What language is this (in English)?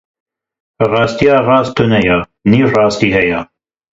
Kurdish